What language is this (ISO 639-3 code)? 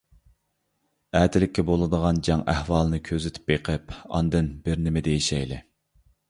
uig